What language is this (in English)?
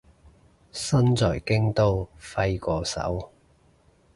Cantonese